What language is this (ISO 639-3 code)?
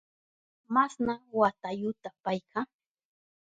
qup